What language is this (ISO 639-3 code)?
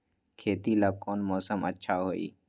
mag